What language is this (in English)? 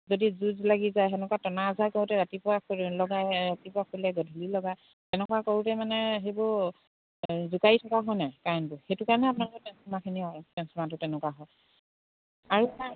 Assamese